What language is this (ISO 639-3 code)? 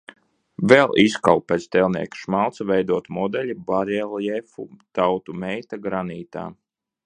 lav